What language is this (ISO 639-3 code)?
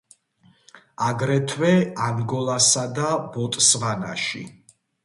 kat